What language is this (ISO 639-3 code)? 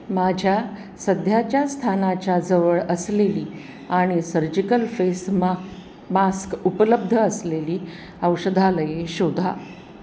mar